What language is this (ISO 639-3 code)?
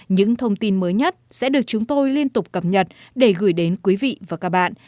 vie